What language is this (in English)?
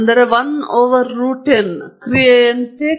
Kannada